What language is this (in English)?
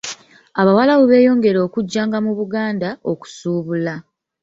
Ganda